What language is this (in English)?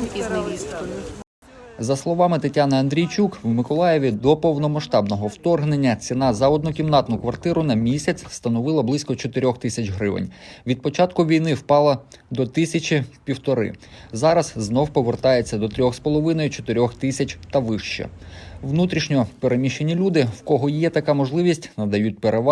Ukrainian